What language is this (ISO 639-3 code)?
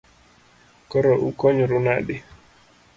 luo